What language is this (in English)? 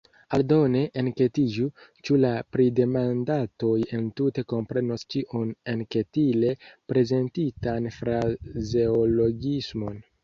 Esperanto